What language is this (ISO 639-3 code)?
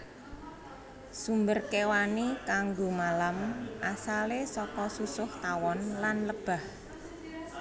jav